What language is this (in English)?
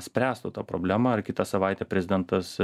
Lithuanian